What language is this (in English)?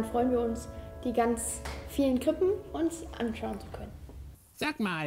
German